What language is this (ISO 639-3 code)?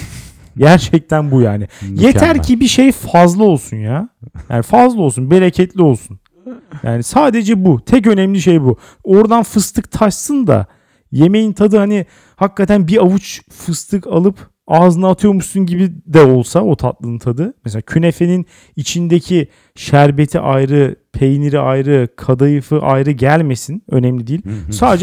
tur